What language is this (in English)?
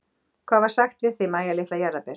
Icelandic